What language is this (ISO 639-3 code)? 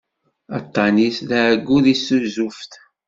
kab